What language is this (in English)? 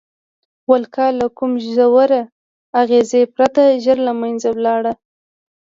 Pashto